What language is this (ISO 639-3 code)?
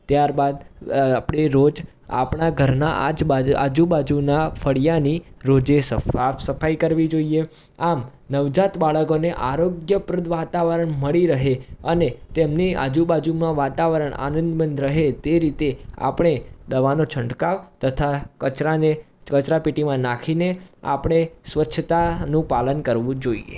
guj